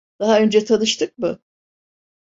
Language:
Turkish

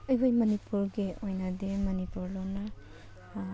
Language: Manipuri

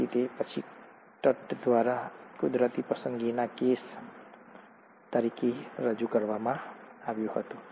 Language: Gujarati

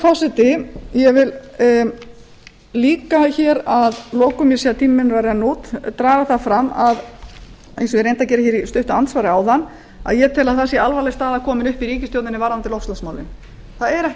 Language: Icelandic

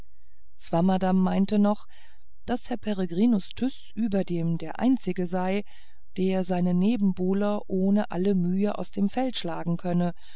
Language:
German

